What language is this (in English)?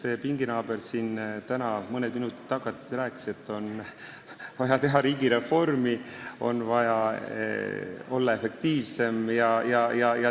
Estonian